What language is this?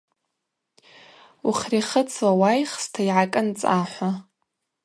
Abaza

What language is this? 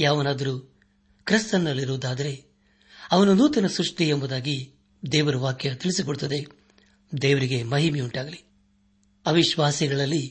Kannada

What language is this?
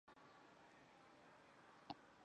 Chinese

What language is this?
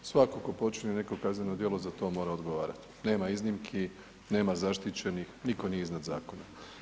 Croatian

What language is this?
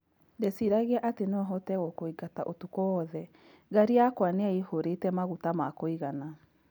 Kikuyu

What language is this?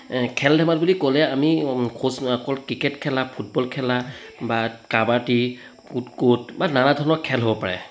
Assamese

